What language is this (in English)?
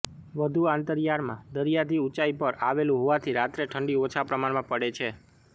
Gujarati